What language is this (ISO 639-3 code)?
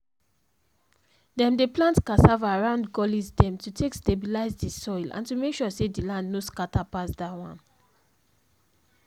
pcm